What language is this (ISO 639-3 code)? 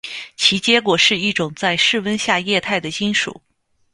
zho